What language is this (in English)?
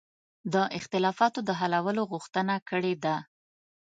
Pashto